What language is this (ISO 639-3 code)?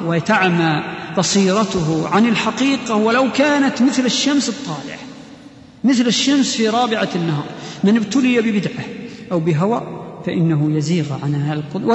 ara